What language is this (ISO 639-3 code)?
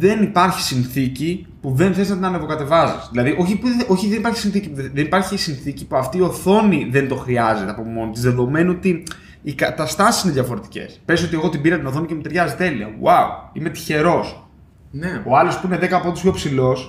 ell